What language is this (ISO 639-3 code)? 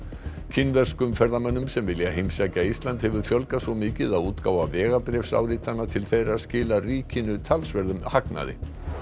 isl